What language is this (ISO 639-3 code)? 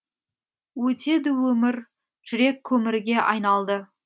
kaz